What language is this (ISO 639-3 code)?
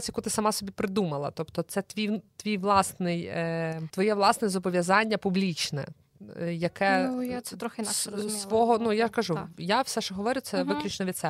ukr